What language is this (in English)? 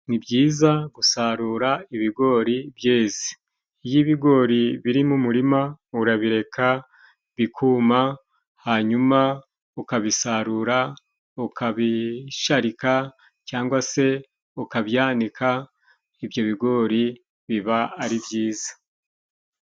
Kinyarwanda